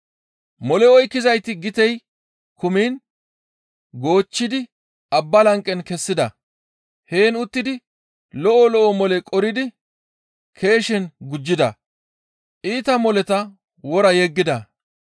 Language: Gamo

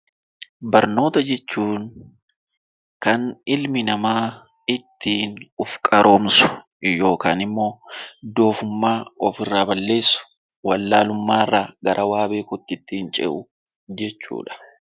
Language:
Oromo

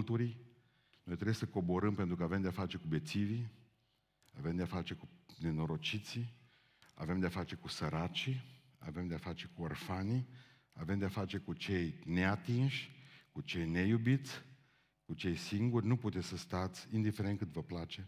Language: Romanian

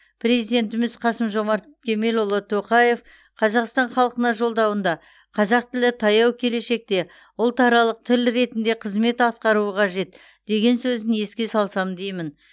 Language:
Kazakh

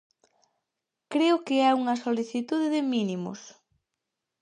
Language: Galician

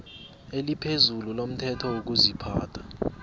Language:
South Ndebele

